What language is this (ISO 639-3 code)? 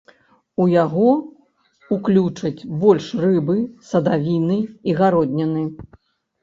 bel